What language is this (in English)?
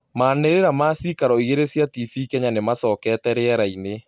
Kikuyu